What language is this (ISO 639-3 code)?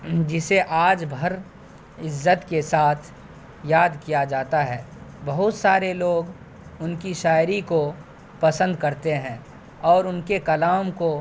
urd